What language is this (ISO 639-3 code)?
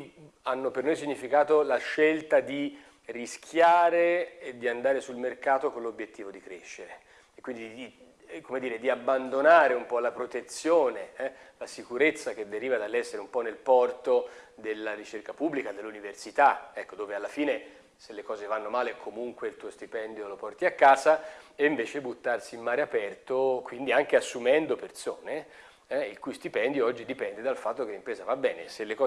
ita